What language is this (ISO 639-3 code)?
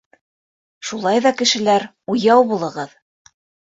bak